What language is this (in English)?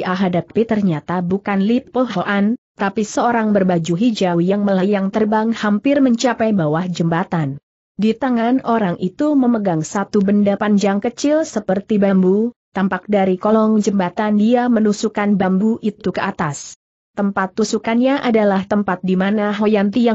Indonesian